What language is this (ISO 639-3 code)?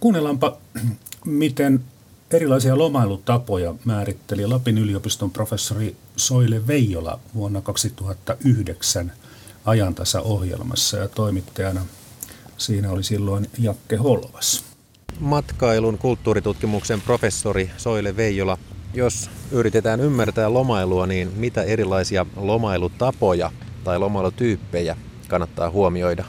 fin